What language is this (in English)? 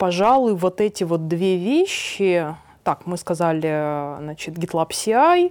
Russian